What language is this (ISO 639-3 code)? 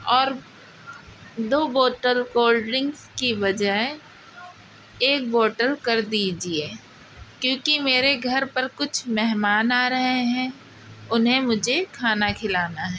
urd